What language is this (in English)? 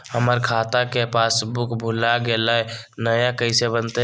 Magahi